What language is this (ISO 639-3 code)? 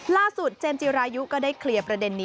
tha